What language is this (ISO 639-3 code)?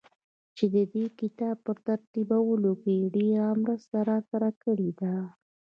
pus